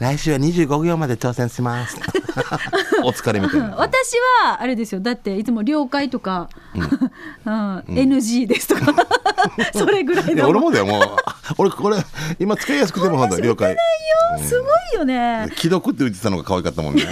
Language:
Japanese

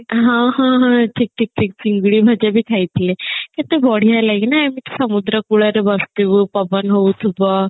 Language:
Odia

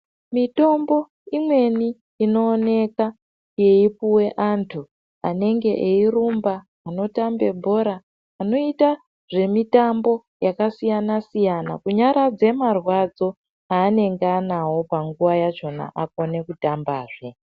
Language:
Ndau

